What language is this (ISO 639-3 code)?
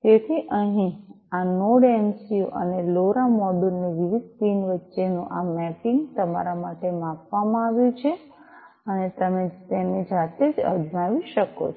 guj